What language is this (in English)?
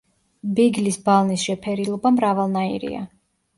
Georgian